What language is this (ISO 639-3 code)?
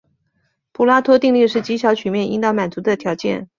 zho